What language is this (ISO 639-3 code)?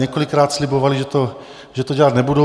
ces